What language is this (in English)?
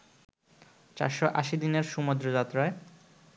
Bangla